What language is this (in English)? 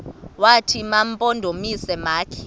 Xhosa